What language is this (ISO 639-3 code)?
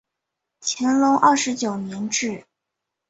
zho